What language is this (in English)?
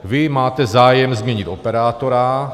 Czech